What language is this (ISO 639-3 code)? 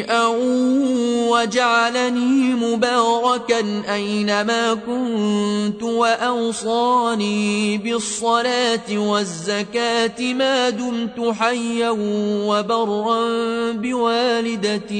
ara